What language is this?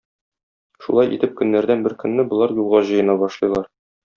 Tatar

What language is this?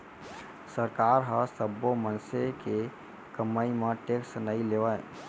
Chhattisgarhi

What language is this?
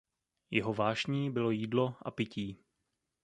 Czech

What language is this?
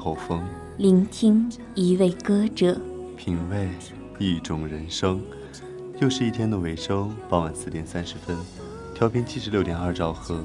Chinese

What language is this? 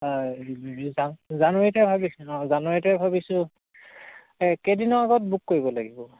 Assamese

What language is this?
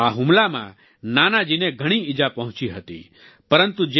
Gujarati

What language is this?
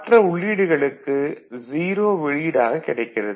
Tamil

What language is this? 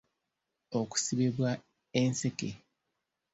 Ganda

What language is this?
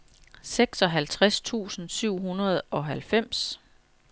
Danish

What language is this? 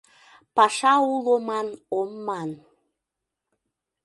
Mari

